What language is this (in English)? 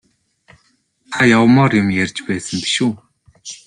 Mongolian